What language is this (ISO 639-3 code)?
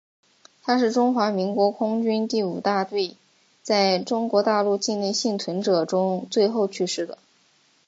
zho